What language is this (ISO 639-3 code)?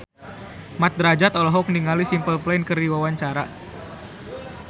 sun